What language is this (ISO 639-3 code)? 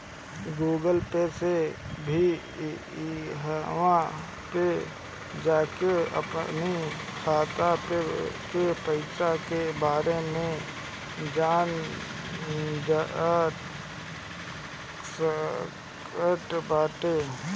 bho